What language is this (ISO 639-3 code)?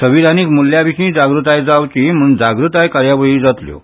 kok